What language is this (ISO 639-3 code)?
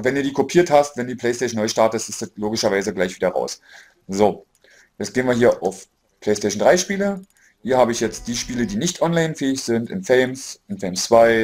deu